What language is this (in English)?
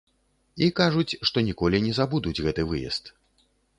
Belarusian